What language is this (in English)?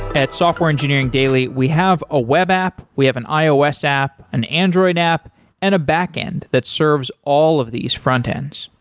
English